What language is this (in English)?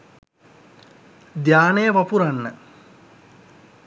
Sinhala